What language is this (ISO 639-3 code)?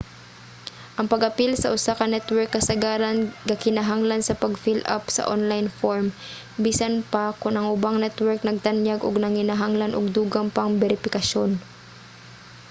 ceb